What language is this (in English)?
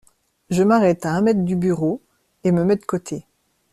French